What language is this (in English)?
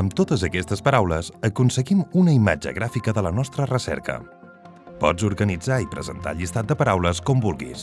Catalan